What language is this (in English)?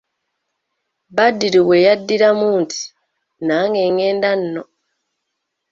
Ganda